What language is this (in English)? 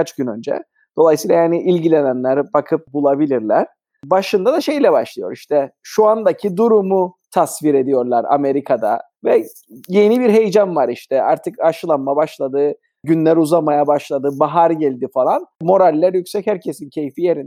Turkish